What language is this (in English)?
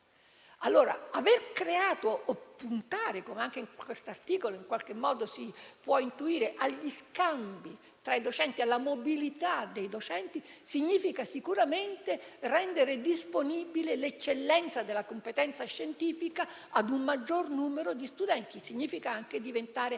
Italian